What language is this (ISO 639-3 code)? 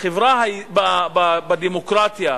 heb